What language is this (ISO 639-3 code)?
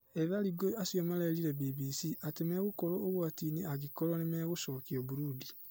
kik